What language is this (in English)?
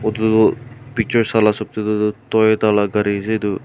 Naga Pidgin